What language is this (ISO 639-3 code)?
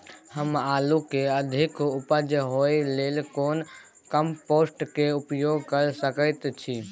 mai